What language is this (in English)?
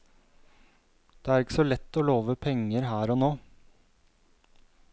Norwegian